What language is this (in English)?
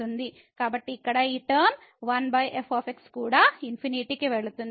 Telugu